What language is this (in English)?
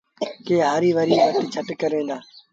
Sindhi Bhil